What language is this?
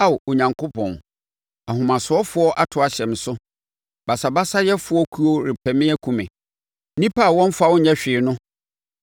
Akan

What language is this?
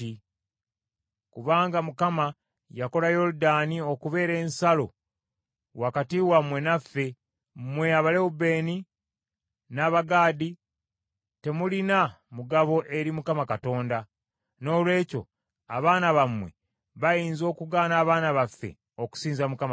Ganda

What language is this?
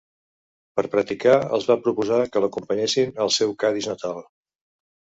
Catalan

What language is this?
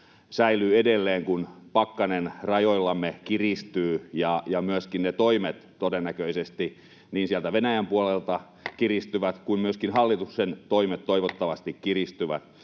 Finnish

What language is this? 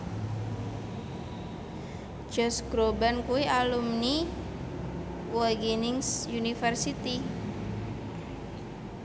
Javanese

